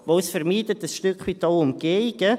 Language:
Swiss German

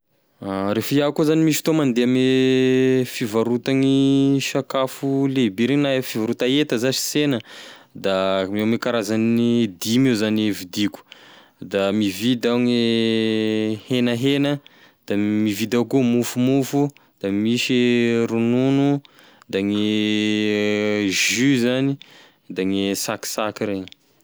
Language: Tesaka Malagasy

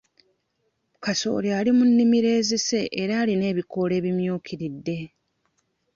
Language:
Ganda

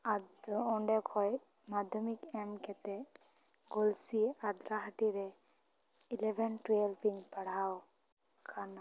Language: Santali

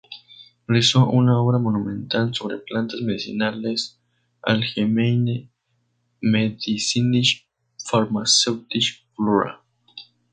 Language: Spanish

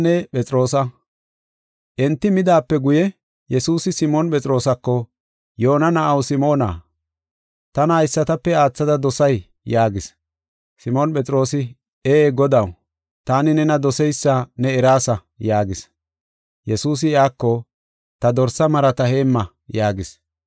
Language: Gofa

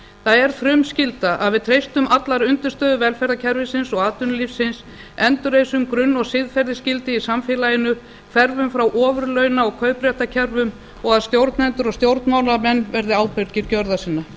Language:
Icelandic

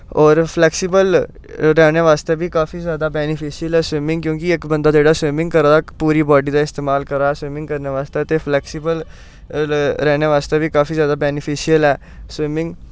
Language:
Dogri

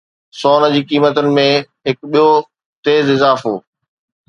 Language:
Sindhi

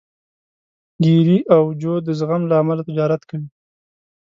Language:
Pashto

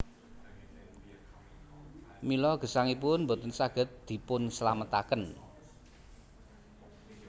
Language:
Javanese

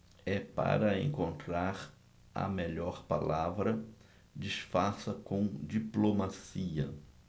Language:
Portuguese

